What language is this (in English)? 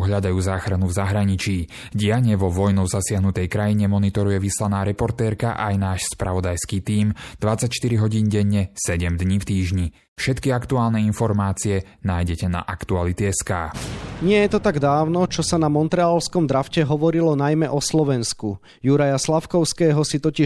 Slovak